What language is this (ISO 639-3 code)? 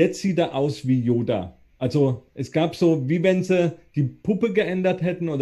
deu